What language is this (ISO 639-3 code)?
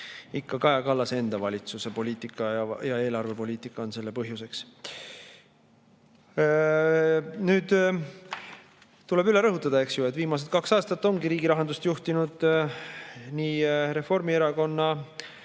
est